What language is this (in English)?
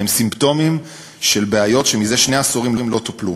Hebrew